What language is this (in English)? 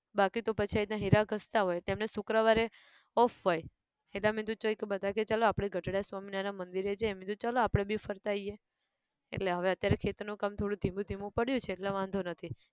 Gujarati